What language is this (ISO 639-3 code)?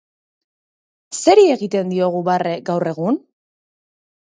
eus